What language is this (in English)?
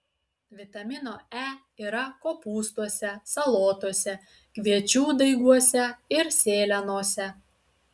Lithuanian